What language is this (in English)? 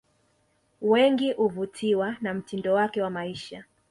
Swahili